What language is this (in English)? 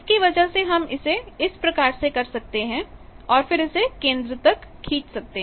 Hindi